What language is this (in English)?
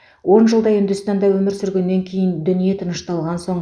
Kazakh